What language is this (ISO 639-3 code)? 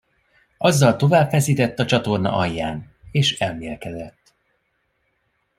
hun